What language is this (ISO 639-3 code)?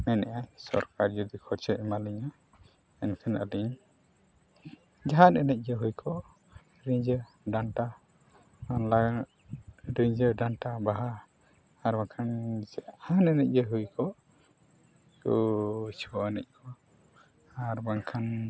sat